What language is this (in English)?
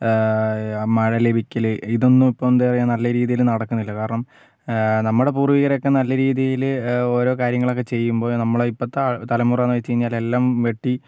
Malayalam